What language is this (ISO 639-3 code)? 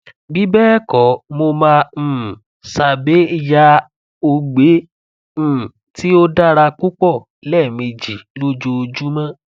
yor